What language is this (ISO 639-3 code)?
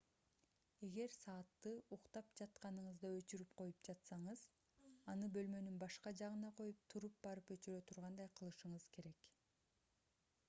kir